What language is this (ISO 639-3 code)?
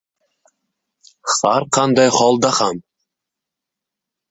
uzb